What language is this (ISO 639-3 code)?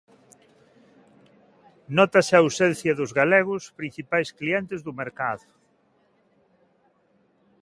glg